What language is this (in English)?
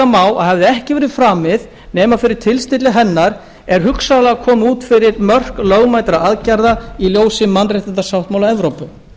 Icelandic